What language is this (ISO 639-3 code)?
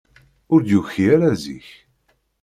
kab